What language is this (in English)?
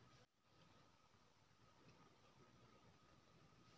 Maithili